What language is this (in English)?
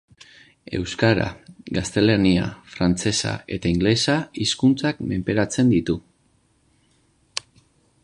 Basque